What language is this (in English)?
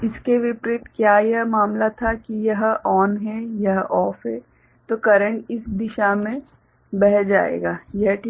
Hindi